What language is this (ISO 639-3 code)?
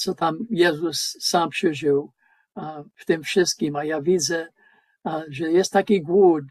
pol